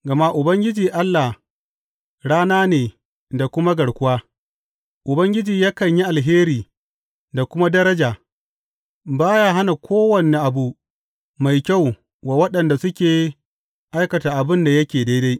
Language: Hausa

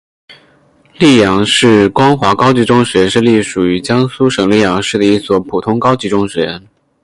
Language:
Chinese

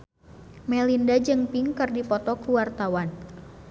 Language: Sundanese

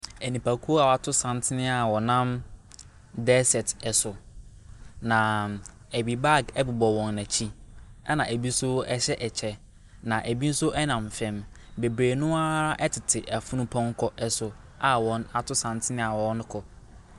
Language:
Akan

